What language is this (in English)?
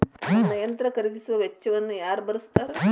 Kannada